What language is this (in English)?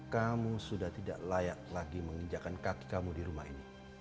Indonesian